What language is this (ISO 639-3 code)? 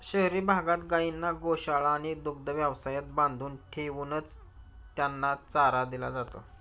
mar